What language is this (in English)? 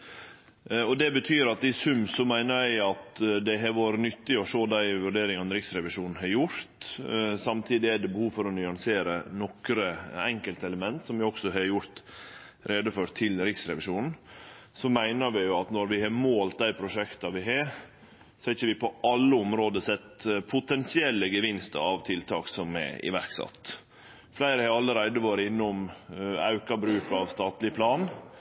Norwegian Nynorsk